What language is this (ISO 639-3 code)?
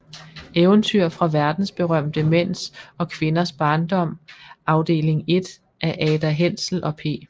dan